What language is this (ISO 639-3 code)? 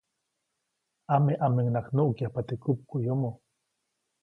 zoc